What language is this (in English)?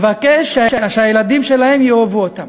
Hebrew